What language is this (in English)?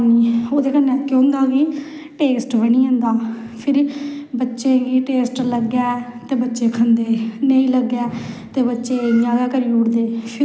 Dogri